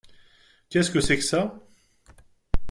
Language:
French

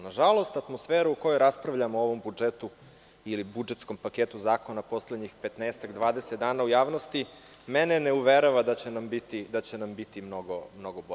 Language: Serbian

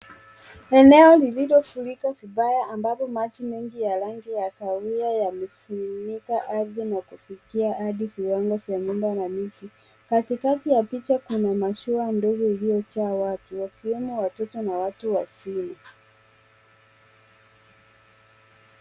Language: Swahili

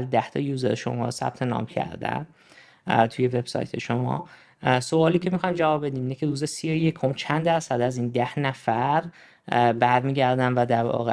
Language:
Persian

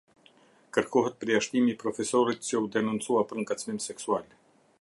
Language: Albanian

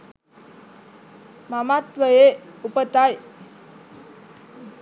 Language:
Sinhala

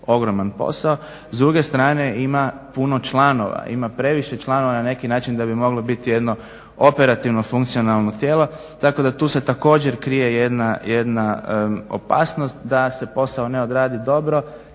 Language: Croatian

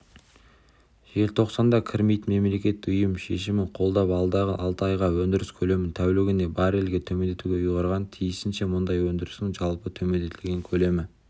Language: Kazakh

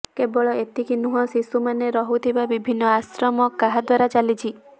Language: Odia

